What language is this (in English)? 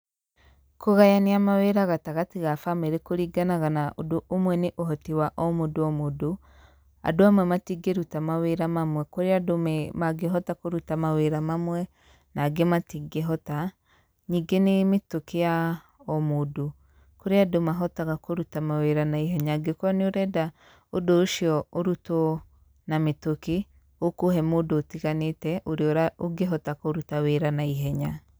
Kikuyu